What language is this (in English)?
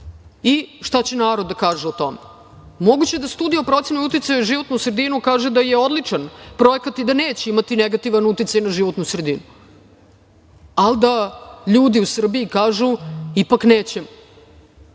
Serbian